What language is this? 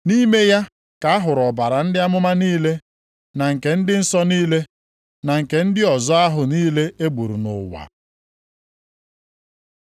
Igbo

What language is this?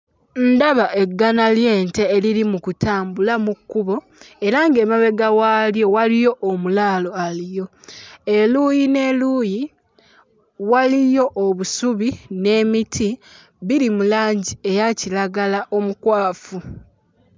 Ganda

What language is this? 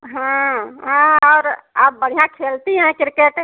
Hindi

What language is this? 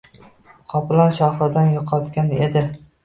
Uzbek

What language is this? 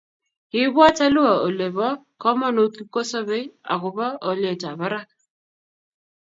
Kalenjin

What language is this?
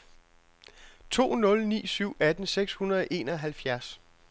Danish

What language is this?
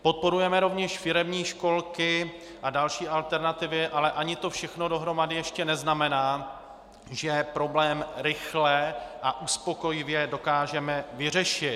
Czech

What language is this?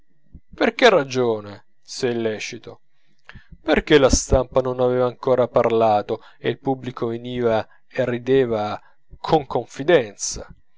Italian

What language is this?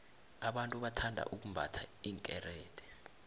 South Ndebele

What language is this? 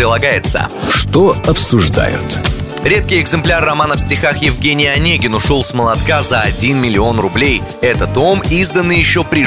Russian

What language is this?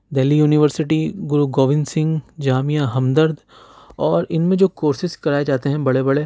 Urdu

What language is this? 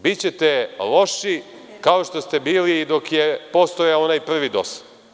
Serbian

